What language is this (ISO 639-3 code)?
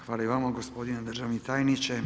hrv